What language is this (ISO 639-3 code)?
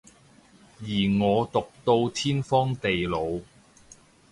yue